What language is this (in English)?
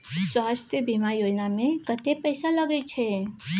Maithili